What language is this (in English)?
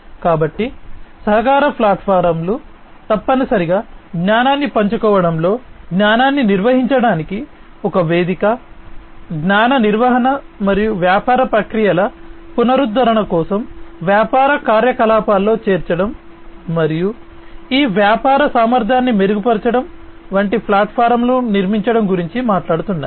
Telugu